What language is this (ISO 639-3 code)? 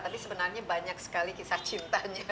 ind